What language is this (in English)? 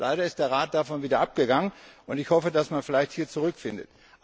German